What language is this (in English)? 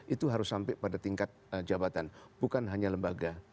Indonesian